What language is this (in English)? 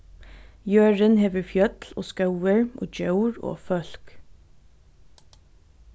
Faroese